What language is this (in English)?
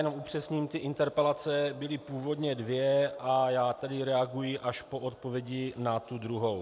Czech